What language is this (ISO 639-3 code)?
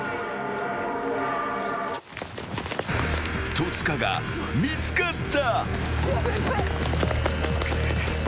jpn